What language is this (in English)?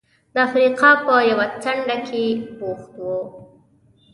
Pashto